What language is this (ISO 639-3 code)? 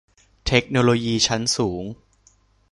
tha